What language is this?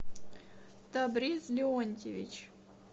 Russian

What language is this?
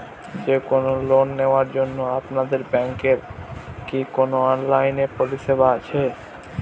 Bangla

